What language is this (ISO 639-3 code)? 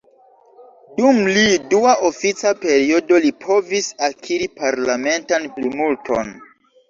epo